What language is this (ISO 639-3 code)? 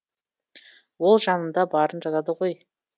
kaz